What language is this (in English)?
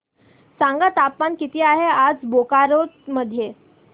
Marathi